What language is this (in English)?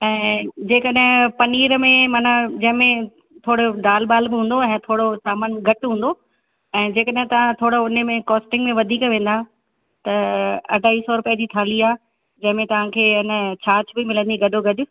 Sindhi